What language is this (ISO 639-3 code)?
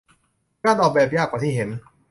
tha